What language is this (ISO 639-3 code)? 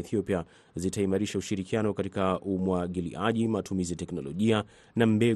swa